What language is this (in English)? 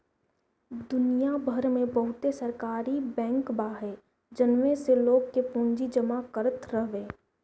Bhojpuri